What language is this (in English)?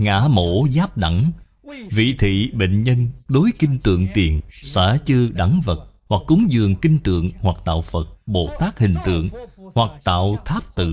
Vietnamese